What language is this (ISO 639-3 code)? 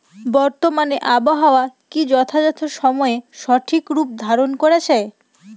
ben